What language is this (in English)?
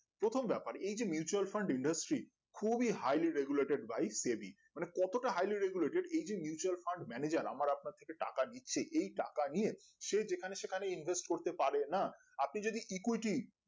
Bangla